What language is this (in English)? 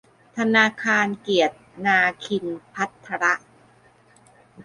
Thai